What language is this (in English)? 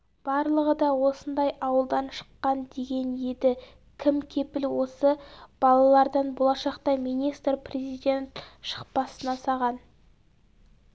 Kazakh